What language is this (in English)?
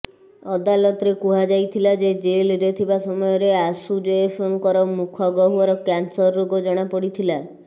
Odia